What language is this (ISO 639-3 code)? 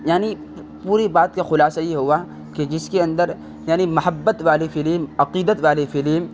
urd